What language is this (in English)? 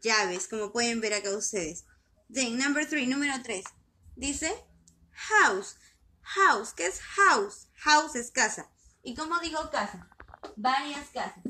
Spanish